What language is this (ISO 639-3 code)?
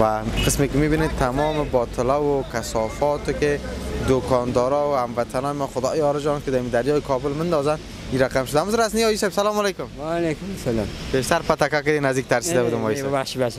fas